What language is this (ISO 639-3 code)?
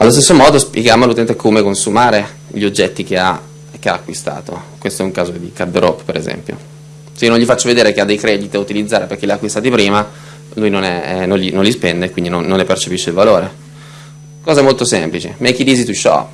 ita